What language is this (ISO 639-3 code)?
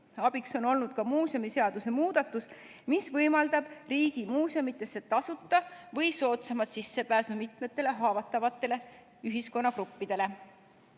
est